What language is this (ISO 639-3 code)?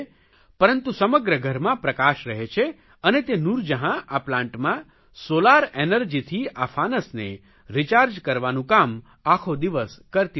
guj